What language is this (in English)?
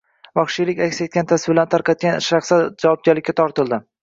Uzbek